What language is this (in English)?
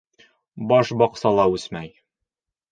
Bashkir